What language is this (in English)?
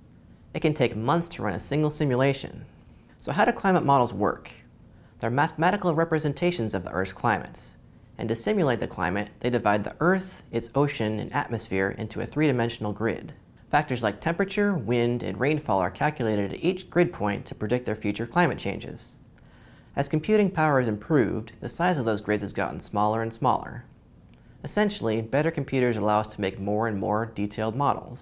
English